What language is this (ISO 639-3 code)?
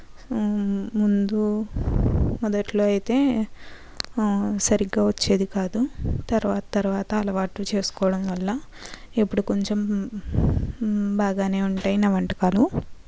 tel